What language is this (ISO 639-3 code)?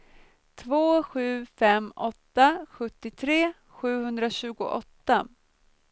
swe